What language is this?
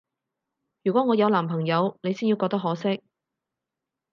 Cantonese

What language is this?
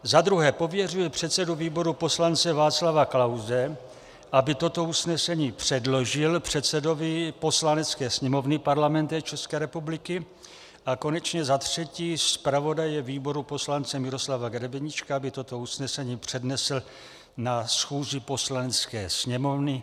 Czech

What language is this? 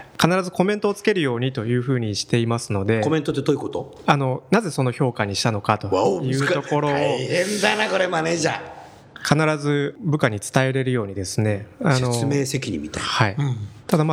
Japanese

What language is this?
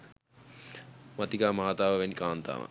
Sinhala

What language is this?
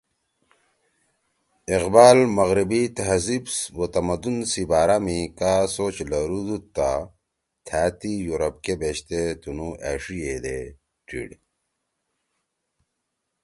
Torwali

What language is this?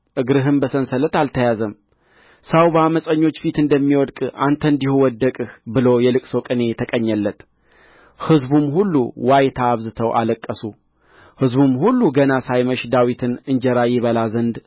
Amharic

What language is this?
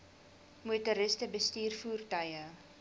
Afrikaans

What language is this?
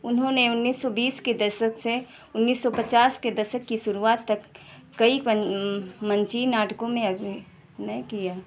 Hindi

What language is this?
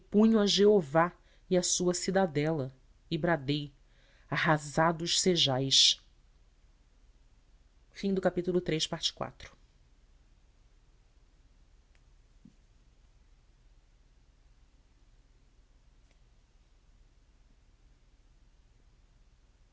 Portuguese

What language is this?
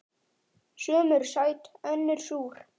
Icelandic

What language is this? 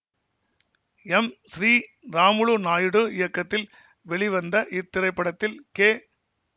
Tamil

